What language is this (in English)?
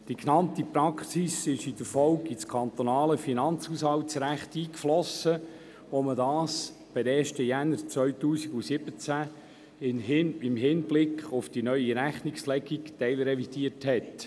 Swiss German